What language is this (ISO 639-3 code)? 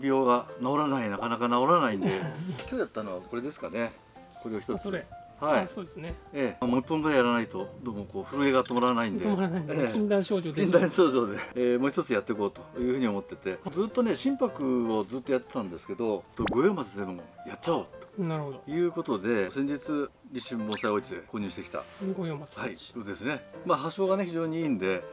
jpn